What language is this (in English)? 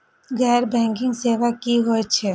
Maithili